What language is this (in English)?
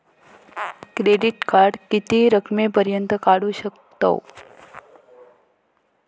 Marathi